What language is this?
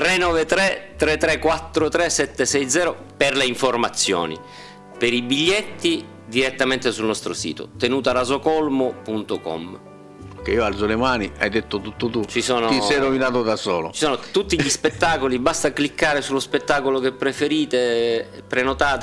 Italian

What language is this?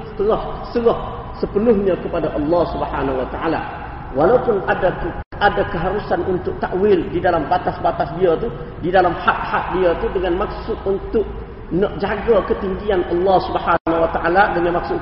Malay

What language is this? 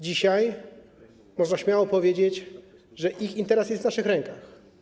Polish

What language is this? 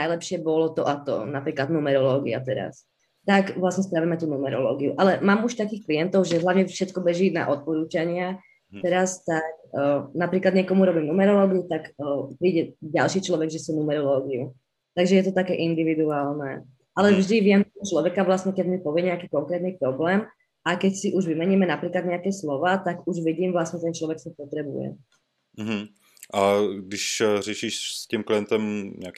Czech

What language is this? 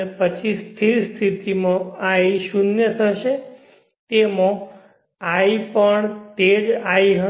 Gujarati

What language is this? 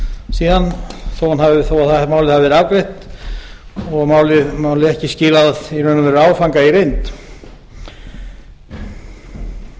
Icelandic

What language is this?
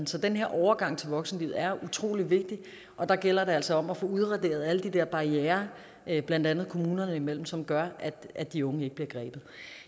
Danish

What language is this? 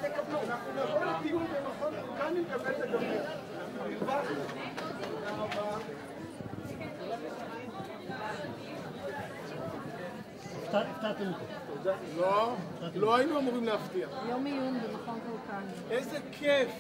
Hebrew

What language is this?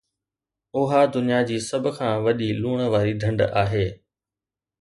Sindhi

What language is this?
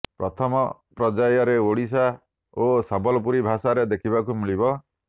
Odia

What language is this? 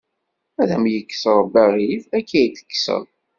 Kabyle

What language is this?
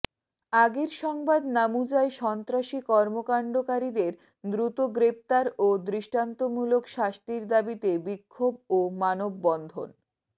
Bangla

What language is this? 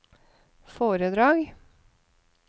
Norwegian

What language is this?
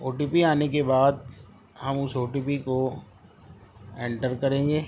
Urdu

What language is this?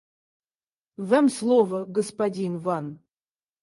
Russian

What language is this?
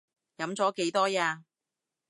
Cantonese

